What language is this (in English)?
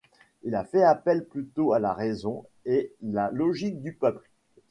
French